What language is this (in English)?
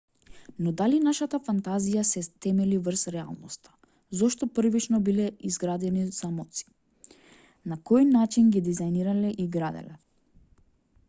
Macedonian